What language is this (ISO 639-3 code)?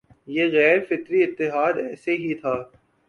urd